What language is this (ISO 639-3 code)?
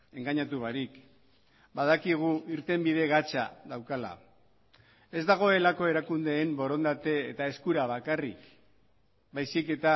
eus